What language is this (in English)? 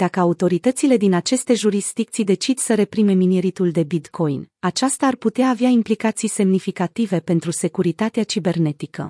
Romanian